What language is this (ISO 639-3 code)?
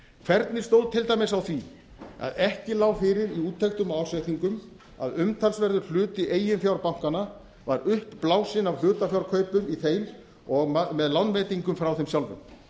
isl